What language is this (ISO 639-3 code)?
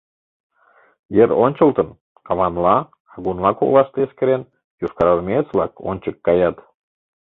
chm